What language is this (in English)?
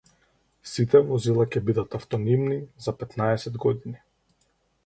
Macedonian